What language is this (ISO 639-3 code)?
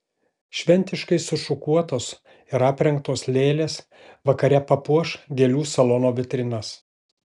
lit